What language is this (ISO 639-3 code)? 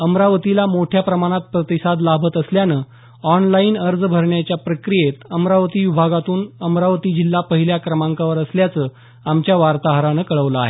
mar